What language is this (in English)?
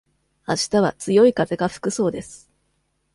Japanese